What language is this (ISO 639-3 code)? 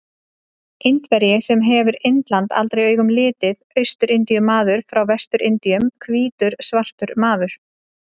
isl